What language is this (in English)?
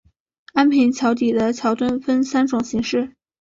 Chinese